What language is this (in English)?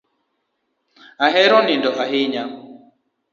Luo (Kenya and Tanzania)